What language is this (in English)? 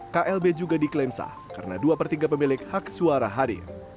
Indonesian